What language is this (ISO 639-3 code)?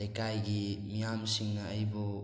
mni